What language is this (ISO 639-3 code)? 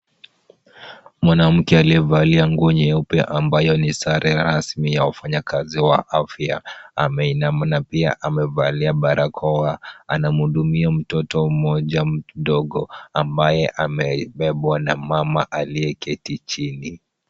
swa